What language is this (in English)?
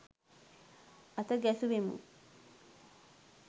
Sinhala